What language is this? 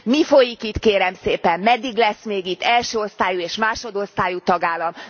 Hungarian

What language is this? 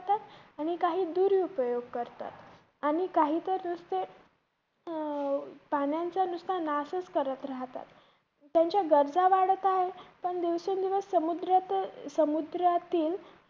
Marathi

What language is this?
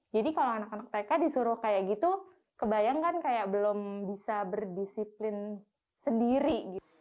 Indonesian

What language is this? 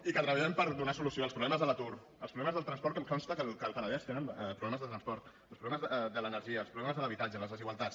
Catalan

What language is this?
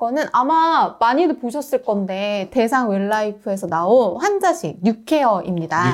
Korean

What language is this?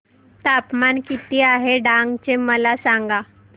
Marathi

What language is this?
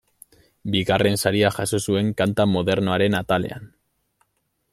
Basque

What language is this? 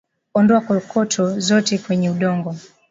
Swahili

